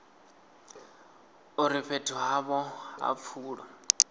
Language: Venda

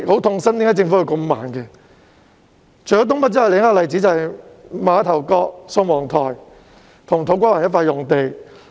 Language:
Cantonese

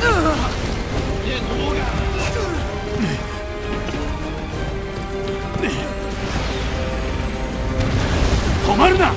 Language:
Japanese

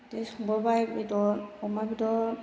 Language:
Bodo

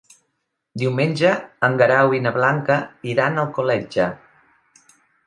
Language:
Catalan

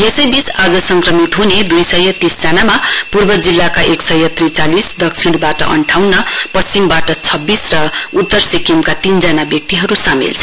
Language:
Nepali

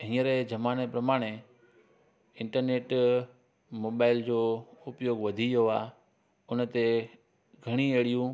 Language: Sindhi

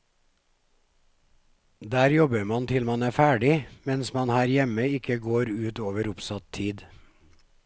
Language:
Norwegian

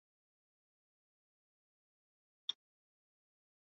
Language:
Chinese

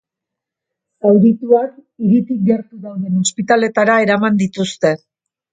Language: Basque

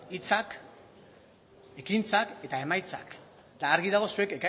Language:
Basque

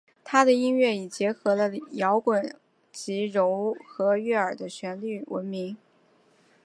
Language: Chinese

